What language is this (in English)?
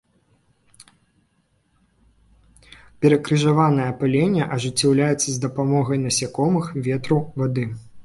Belarusian